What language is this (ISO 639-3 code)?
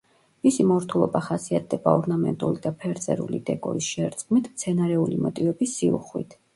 kat